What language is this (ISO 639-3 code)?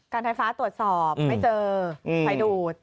tha